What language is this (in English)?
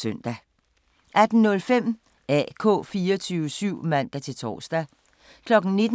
Danish